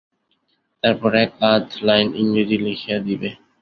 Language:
Bangla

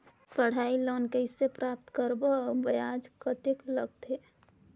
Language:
Chhattisgarhi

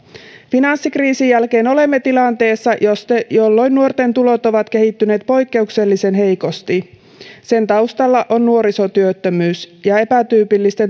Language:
Finnish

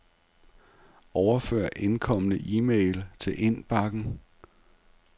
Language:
Danish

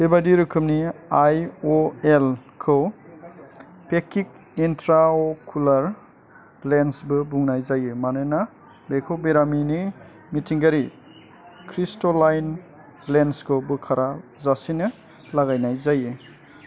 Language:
Bodo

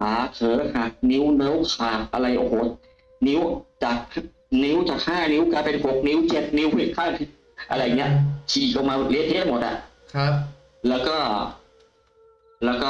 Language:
Thai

